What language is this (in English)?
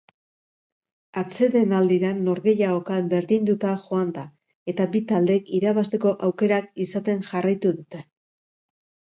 Basque